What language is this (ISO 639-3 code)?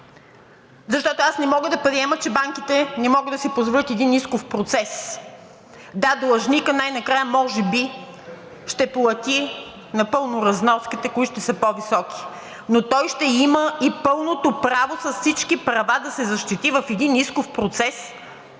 bul